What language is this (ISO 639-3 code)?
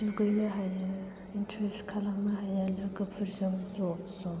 brx